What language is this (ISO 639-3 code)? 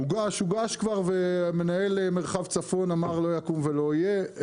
heb